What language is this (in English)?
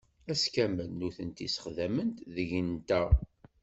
Kabyle